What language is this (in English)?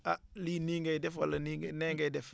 Wolof